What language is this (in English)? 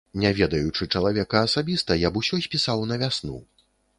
Belarusian